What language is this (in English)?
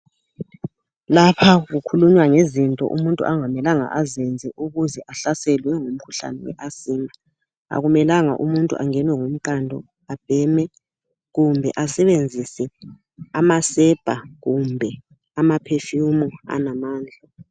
North Ndebele